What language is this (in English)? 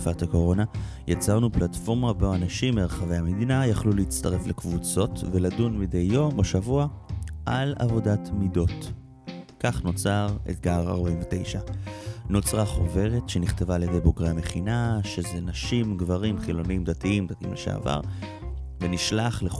Hebrew